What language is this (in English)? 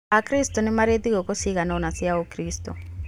Kikuyu